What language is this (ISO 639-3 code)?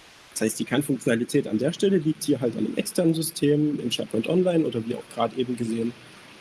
deu